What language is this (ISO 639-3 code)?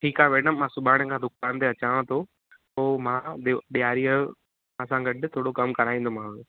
snd